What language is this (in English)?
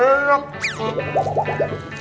Indonesian